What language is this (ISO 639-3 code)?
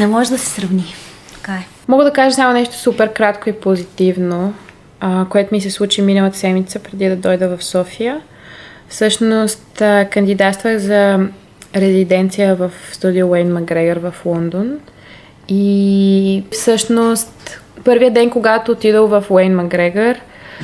bul